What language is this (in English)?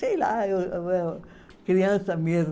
Portuguese